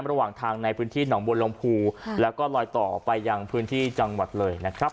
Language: Thai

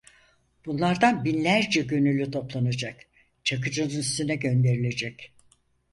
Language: Turkish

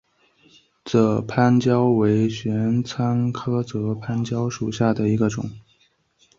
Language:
Chinese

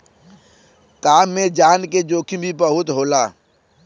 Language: Bhojpuri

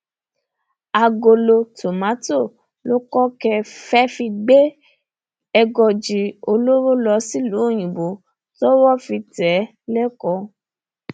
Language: Yoruba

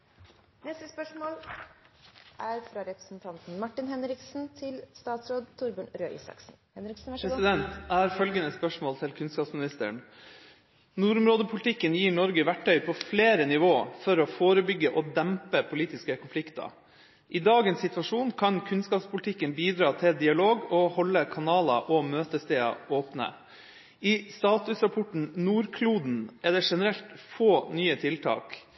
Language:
Norwegian Bokmål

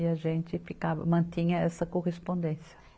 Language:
Portuguese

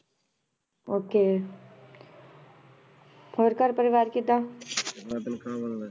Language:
Punjabi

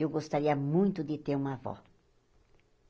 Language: Portuguese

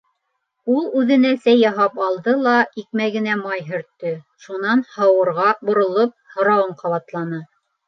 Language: Bashkir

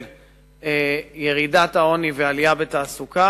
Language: Hebrew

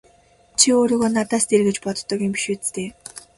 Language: Mongolian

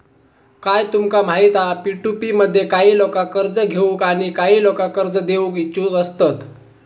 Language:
Marathi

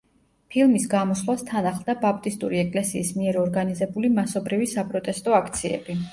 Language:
Georgian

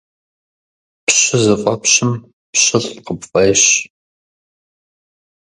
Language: Kabardian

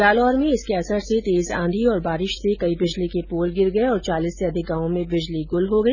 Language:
Hindi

